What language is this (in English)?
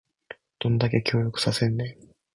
Japanese